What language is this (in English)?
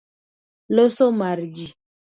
Luo (Kenya and Tanzania)